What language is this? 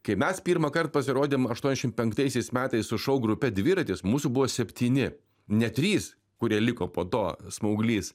Lithuanian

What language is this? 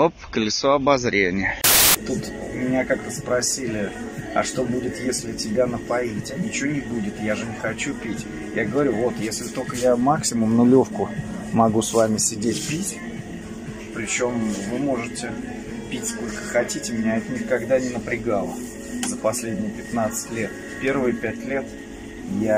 Russian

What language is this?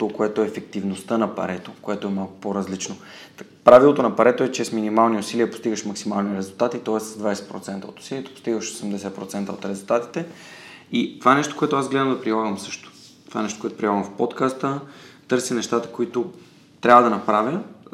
Bulgarian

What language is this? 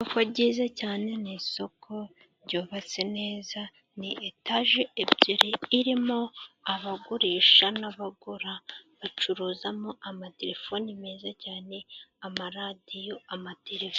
Kinyarwanda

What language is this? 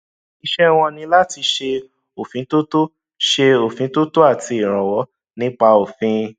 Yoruba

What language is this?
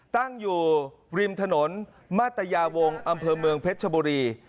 Thai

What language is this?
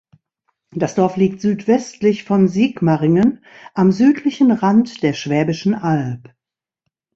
German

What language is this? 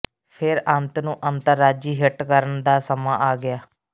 Punjabi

